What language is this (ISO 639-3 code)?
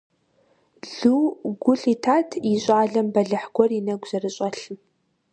kbd